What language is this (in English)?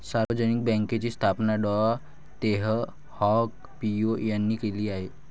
Marathi